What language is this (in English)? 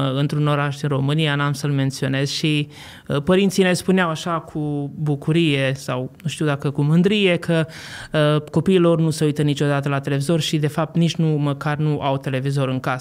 Romanian